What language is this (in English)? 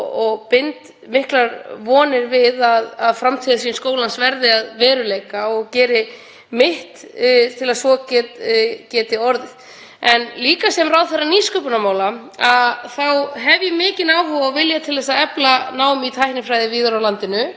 Icelandic